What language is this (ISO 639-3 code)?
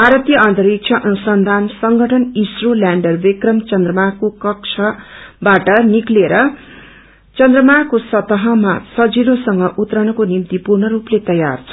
nep